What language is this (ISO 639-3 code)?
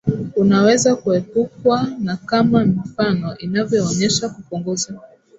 swa